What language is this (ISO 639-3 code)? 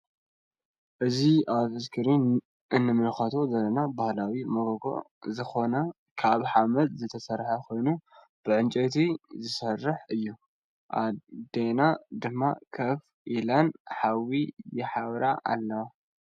tir